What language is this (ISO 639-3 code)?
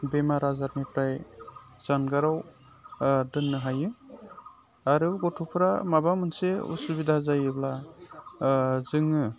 brx